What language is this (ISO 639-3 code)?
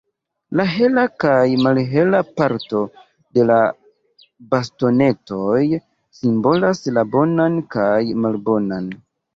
epo